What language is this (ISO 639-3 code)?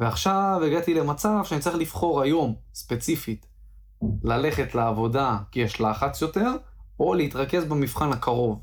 heb